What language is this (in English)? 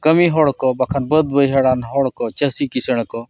Santali